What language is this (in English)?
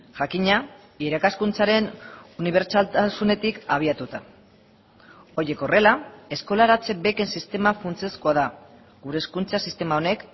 Basque